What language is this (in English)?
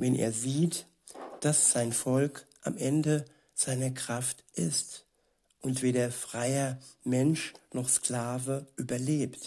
German